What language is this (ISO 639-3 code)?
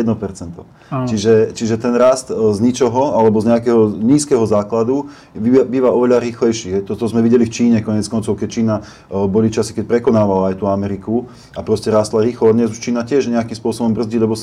slk